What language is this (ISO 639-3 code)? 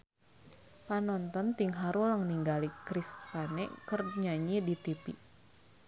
sun